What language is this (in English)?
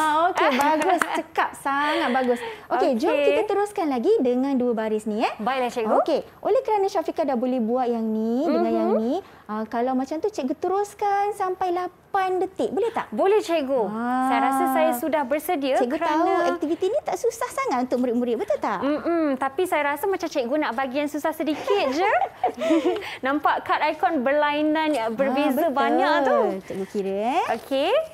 Malay